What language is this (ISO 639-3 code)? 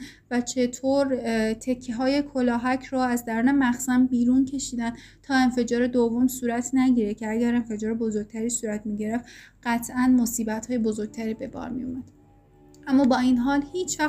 fas